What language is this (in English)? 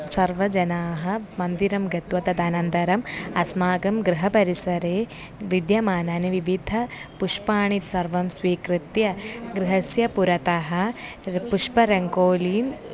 Sanskrit